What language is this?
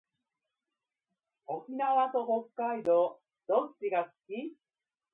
Japanese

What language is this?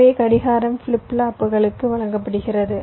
Tamil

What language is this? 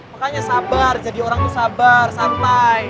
Indonesian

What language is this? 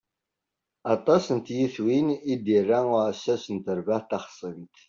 Kabyle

